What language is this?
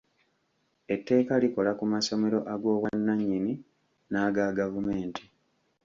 Ganda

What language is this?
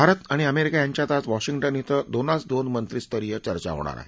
Marathi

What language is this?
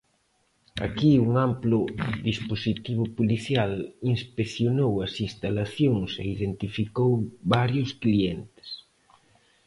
Galician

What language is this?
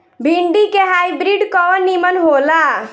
Bhojpuri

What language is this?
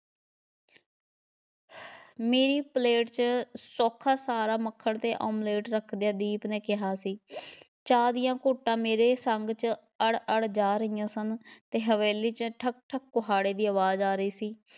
Punjabi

